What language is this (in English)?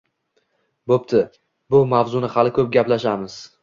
Uzbek